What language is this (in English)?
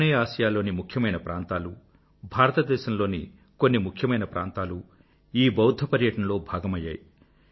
Telugu